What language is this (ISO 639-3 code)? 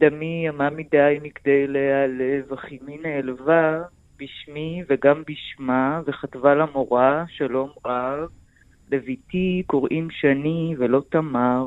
heb